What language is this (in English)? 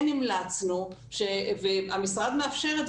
Hebrew